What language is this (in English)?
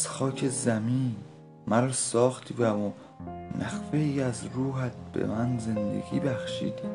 Persian